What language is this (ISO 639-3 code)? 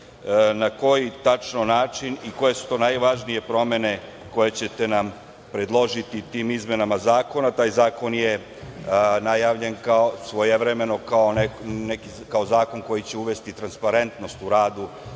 srp